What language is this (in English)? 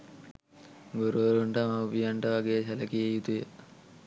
Sinhala